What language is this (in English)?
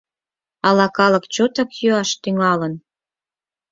Mari